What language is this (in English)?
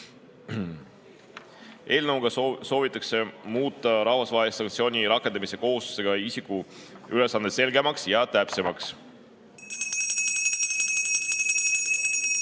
Estonian